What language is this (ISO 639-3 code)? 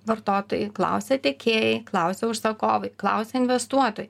lit